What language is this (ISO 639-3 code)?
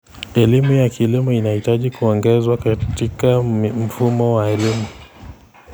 kln